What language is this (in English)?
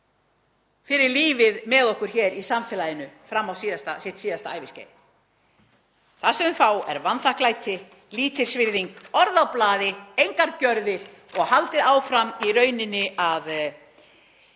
Icelandic